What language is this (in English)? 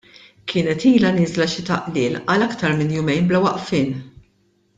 Maltese